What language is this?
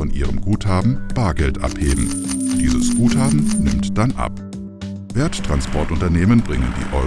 German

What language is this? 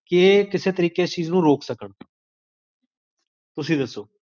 Punjabi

